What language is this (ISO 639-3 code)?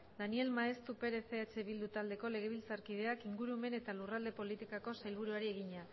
eus